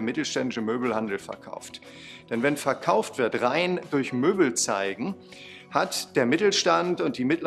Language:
German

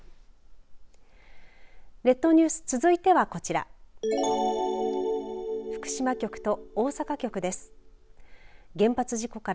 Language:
Japanese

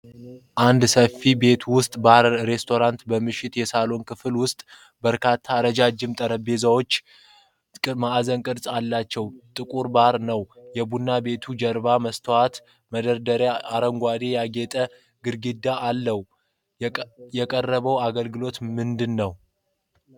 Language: Amharic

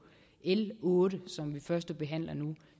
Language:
Danish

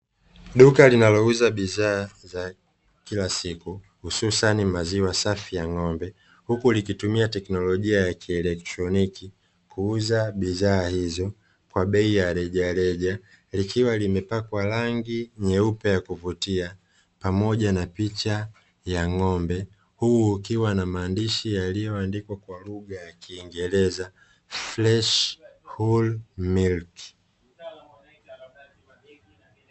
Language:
Swahili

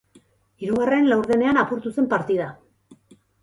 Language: Basque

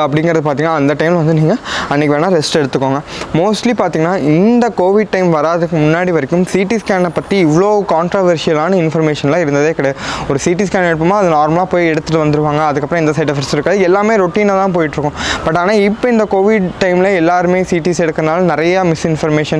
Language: Russian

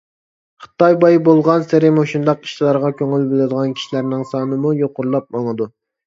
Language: Uyghur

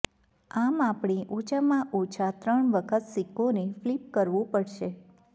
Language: Gujarati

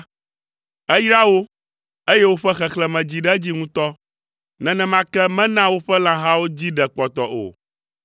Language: Ewe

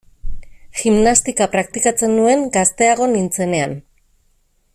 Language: Basque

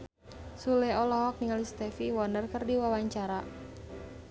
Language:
Sundanese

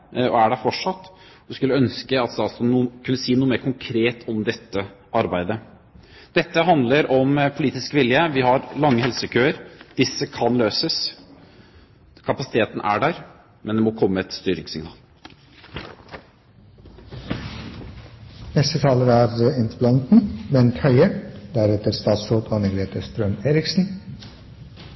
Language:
Norwegian Bokmål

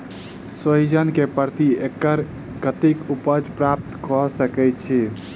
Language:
Maithili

